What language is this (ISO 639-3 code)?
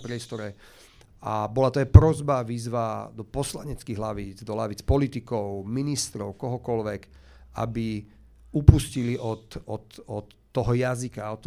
slk